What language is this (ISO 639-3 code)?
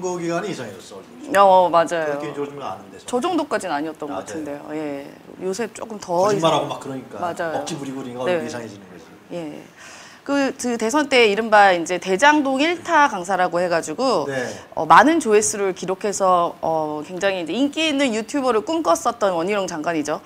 kor